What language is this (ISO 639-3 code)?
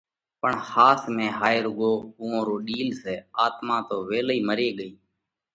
kvx